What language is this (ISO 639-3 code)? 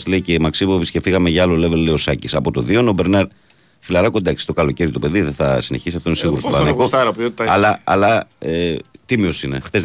ell